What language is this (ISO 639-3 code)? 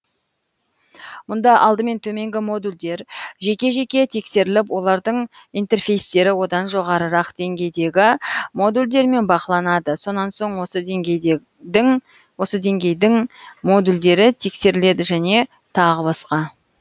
kaz